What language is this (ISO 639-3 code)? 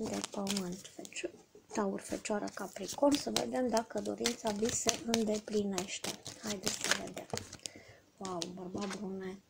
ron